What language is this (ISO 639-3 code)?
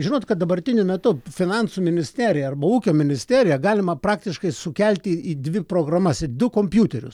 lit